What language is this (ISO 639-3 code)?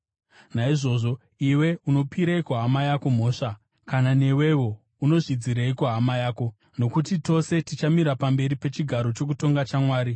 sna